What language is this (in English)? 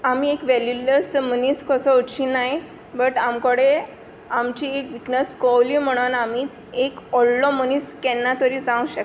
Konkani